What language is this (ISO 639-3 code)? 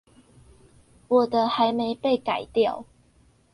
zho